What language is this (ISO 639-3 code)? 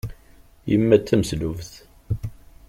kab